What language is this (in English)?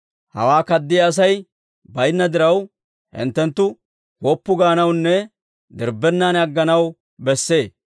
Dawro